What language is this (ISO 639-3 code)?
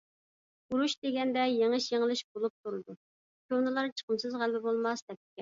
uig